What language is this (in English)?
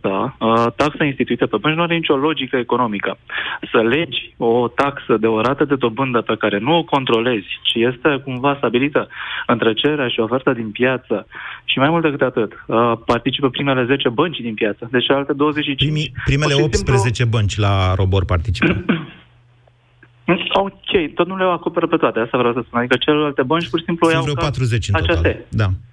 Romanian